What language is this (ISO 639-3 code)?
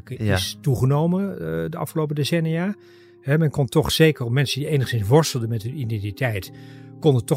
nld